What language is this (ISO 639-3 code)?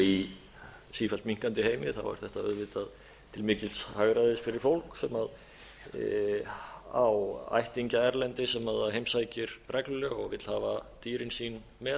isl